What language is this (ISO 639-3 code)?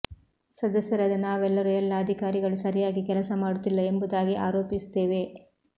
kan